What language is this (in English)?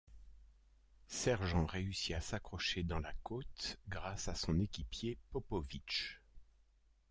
French